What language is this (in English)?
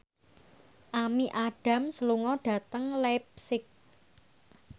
Javanese